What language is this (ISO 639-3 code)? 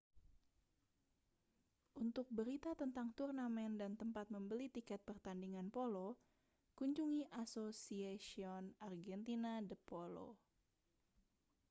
ind